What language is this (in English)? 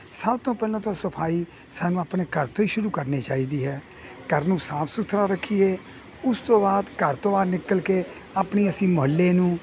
Punjabi